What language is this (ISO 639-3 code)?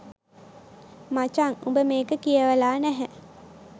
sin